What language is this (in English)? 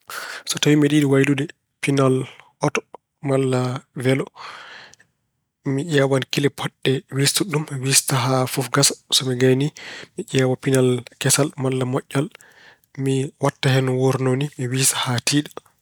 Fula